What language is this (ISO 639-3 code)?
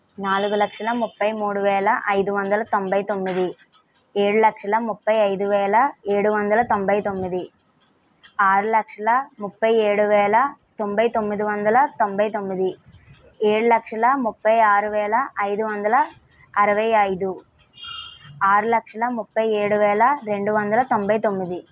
tel